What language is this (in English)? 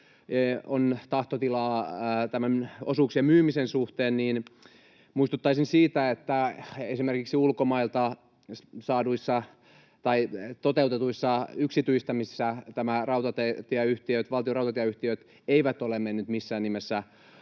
Finnish